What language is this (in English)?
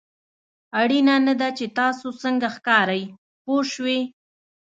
Pashto